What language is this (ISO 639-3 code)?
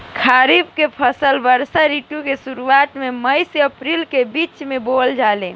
bho